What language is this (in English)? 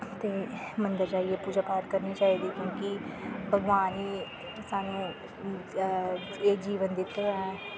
Dogri